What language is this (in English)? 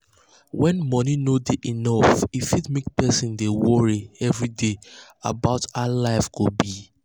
Nigerian Pidgin